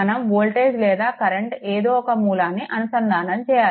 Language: Telugu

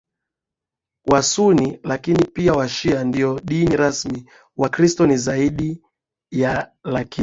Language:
Swahili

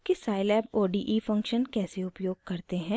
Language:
Hindi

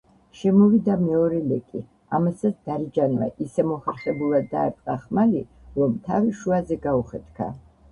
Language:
Georgian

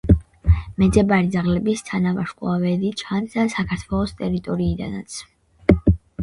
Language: Georgian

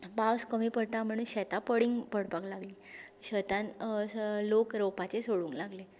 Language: Konkani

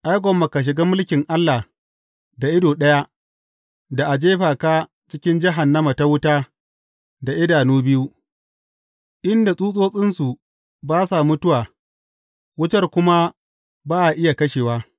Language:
Hausa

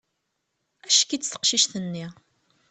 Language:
Kabyle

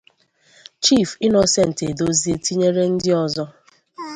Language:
Igbo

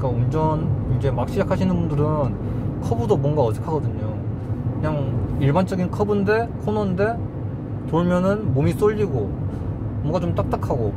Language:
Korean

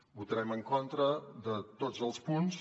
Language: Catalan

